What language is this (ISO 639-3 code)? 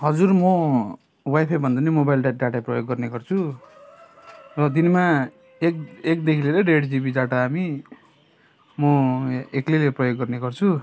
nep